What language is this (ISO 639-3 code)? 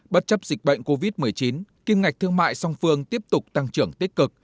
vie